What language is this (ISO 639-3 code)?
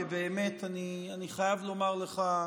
heb